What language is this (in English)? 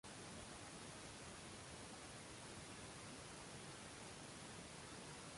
Uzbek